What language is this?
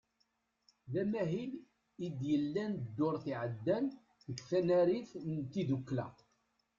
Kabyle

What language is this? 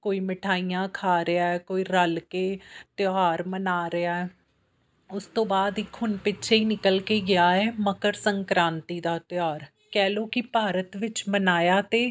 Punjabi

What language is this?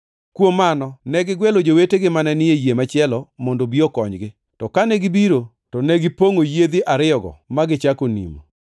Luo (Kenya and Tanzania)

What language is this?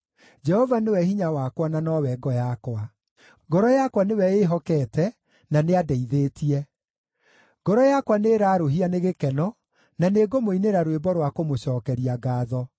Kikuyu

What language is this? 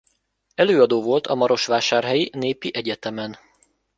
Hungarian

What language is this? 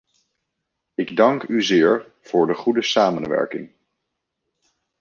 Dutch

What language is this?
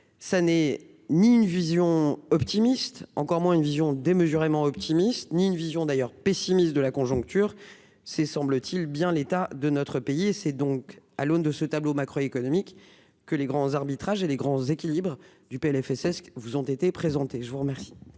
French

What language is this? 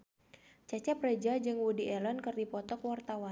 Sundanese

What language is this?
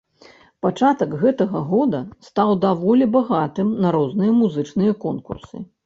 Belarusian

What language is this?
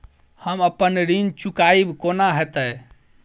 Maithili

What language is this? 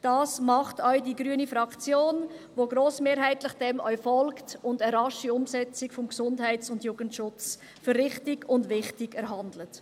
Swiss German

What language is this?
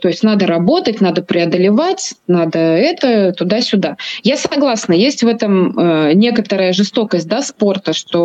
Russian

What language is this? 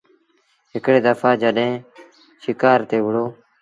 Sindhi Bhil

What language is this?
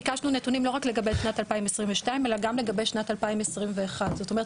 Hebrew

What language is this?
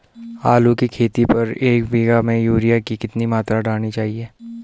Hindi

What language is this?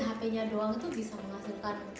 Indonesian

